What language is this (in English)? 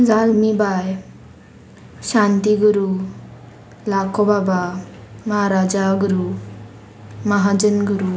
Konkani